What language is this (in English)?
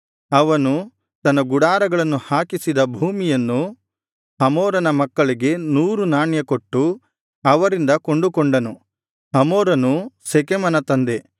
Kannada